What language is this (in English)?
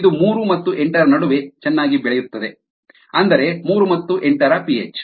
Kannada